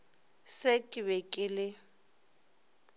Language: Northern Sotho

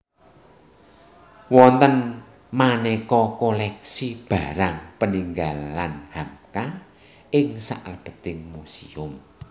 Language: Javanese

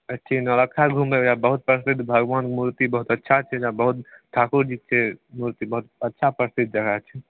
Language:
Maithili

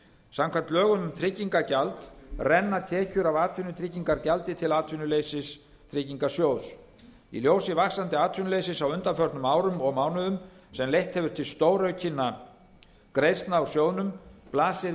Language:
Icelandic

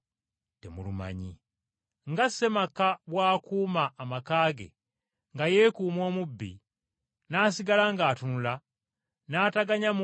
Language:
Ganda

